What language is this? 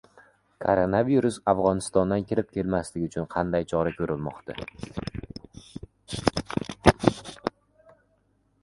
Uzbek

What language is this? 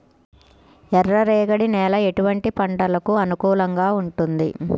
Telugu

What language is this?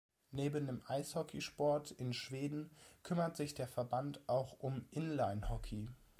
German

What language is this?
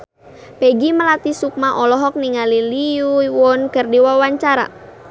Sundanese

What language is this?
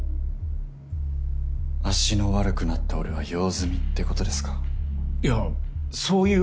Japanese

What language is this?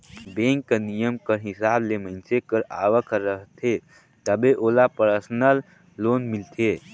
Chhattisgarhi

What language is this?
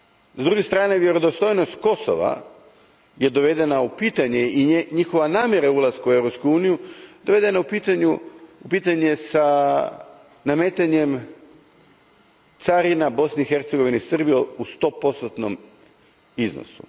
Croatian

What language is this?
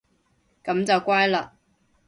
Cantonese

